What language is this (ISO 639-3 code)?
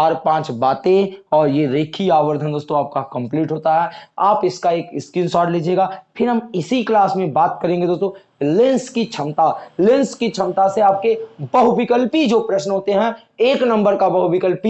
hin